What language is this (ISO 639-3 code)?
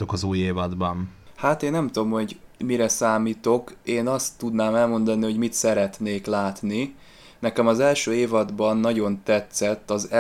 hun